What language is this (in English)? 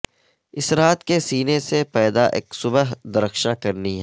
Urdu